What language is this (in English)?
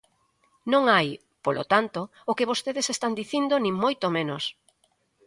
Galician